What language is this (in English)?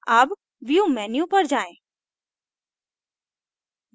Hindi